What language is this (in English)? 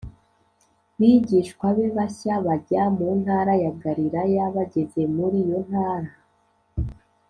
Kinyarwanda